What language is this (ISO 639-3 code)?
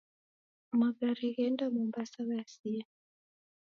dav